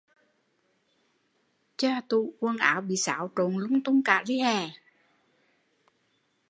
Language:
Vietnamese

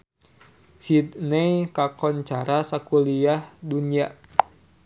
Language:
Sundanese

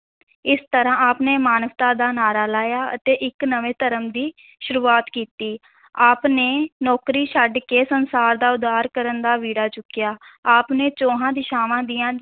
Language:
Punjabi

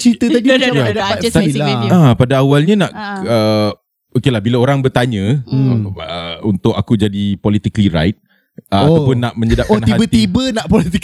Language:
Malay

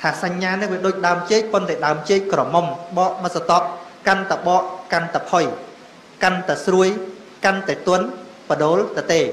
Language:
Vietnamese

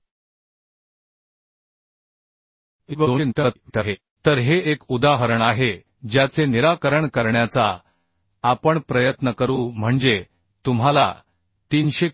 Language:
Marathi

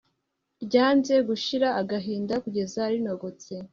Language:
Kinyarwanda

